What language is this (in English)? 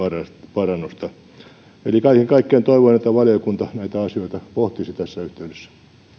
Finnish